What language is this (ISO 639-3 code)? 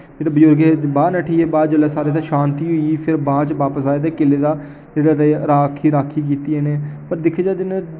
doi